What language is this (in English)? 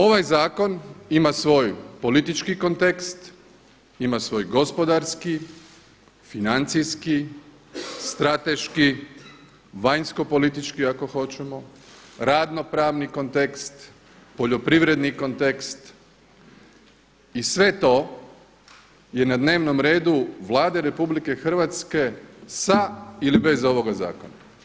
Croatian